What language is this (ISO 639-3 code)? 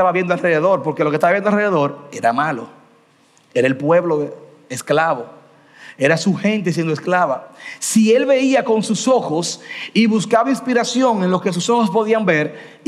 spa